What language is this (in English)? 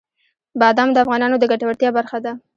Pashto